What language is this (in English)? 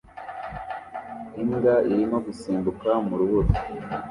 Kinyarwanda